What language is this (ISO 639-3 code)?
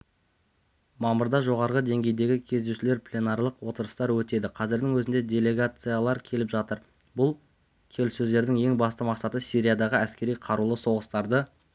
kaz